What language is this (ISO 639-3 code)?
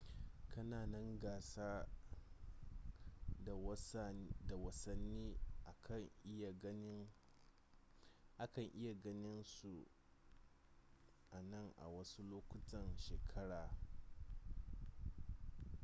hau